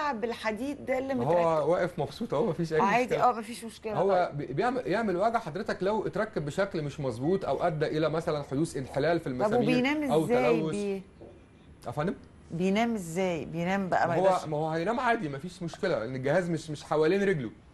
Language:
Arabic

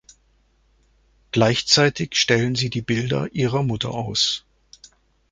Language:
German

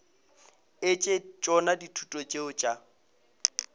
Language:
Northern Sotho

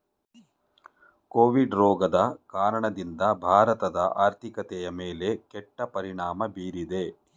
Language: Kannada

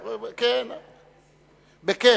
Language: Hebrew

